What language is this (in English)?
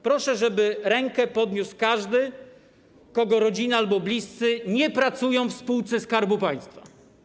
Polish